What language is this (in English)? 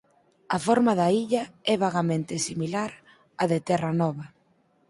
Galician